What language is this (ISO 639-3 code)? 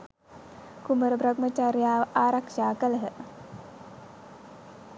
sin